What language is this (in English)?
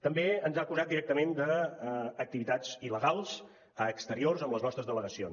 Catalan